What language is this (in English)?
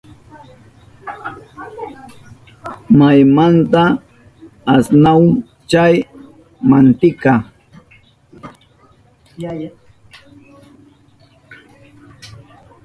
Southern Pastaza Quechua